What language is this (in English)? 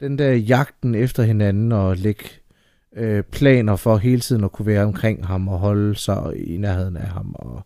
Danish